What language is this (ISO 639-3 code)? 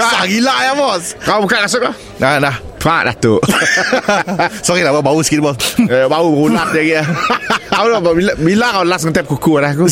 msa